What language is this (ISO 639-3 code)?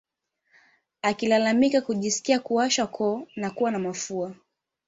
swa